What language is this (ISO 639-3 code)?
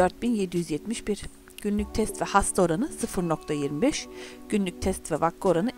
tur